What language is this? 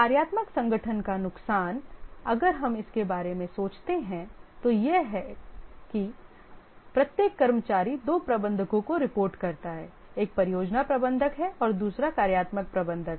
Hindi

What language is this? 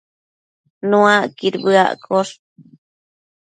Matsés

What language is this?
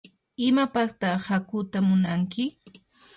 Yanahuanca Pasco Quechua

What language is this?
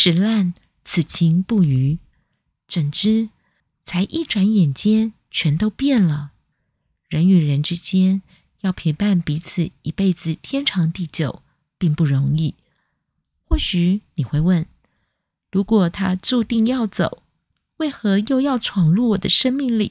Chinese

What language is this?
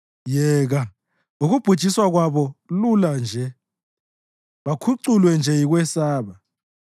North Ndebele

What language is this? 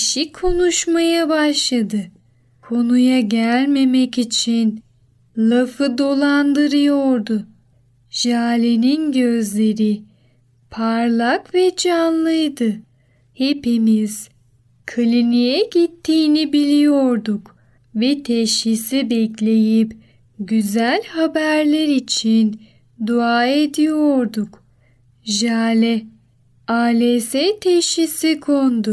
Turkish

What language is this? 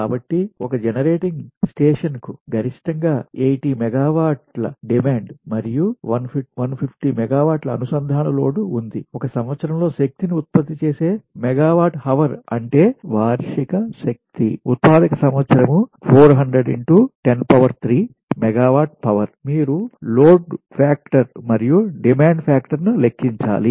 Telugu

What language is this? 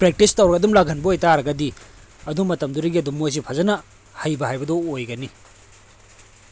Manipuri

